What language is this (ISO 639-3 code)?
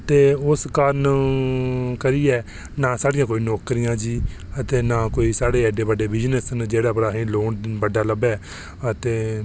doi